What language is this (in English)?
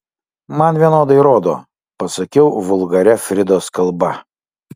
Lithuanian